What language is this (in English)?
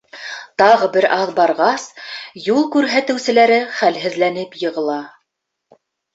Bashkir